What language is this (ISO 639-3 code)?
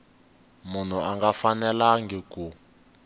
tso